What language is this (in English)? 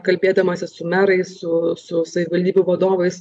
Lithuanian